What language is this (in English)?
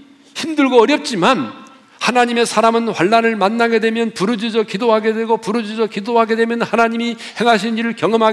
Korean